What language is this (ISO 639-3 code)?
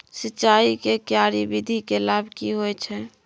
mai